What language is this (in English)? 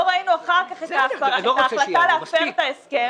Hebrew